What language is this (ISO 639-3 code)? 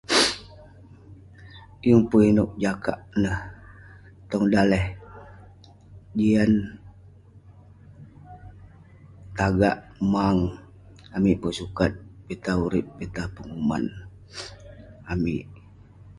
pne